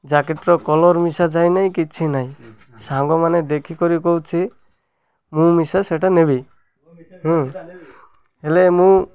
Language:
Odia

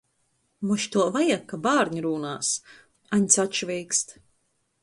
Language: Latgalian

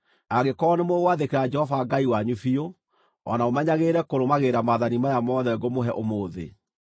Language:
Kikuyu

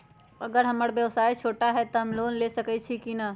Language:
Magahi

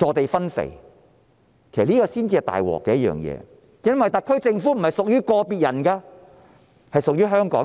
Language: Cantonese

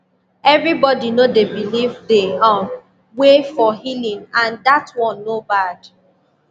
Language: Nigerian Pidgin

